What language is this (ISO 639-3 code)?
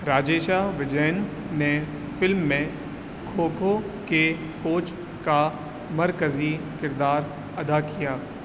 urd